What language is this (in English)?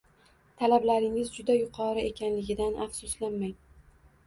Uzbek